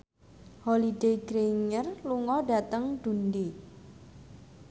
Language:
Javanese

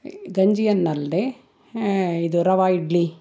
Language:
Kannada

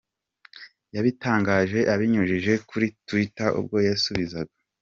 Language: Kinyarwanda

